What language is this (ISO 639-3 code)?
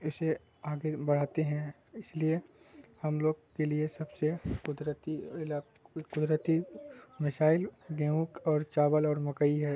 urd